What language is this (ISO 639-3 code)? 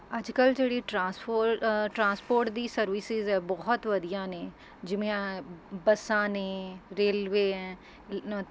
pan